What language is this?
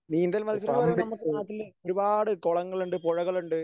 Malayalam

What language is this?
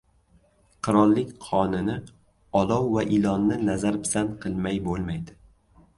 Uzbek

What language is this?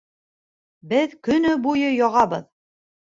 Bashkir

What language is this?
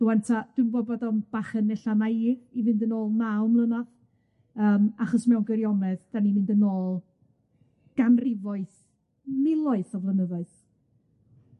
Welsh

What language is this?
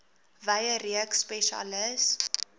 Afrikaans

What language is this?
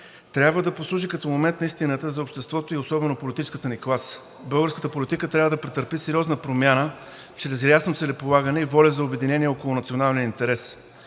Bulgarian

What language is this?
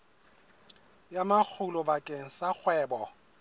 Southern Sotho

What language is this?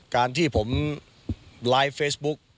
Thai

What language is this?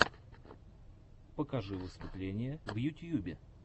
Russian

